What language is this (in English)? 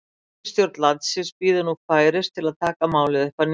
Icelandic